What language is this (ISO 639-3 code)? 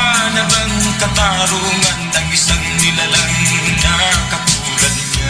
fil